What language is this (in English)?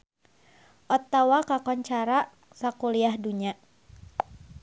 Sundanese